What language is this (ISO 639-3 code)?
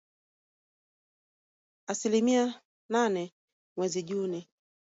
swa